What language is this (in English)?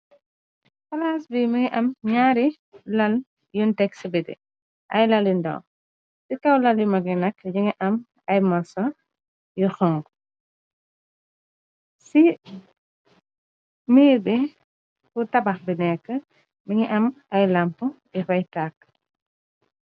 Wolof